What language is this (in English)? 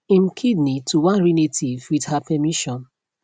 Nigerian Pidgin